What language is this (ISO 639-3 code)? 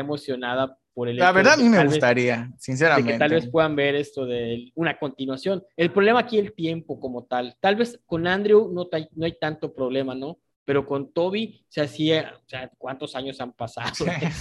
spa